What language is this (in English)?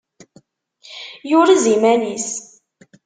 Kabyle